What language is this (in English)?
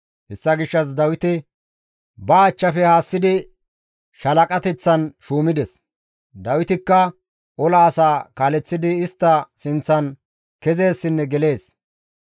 Gamo